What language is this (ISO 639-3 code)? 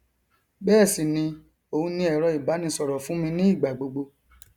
yor